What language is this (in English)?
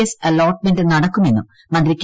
Malayalam